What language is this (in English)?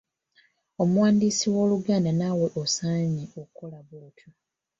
Ganda